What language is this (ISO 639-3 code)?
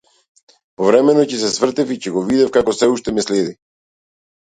mkd